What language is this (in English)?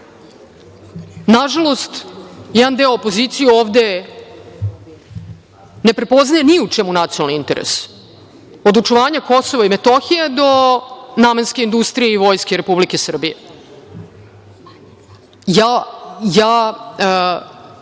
Serbian